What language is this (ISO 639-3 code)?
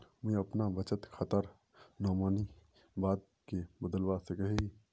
mag